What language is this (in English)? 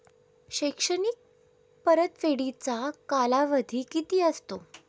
Marathi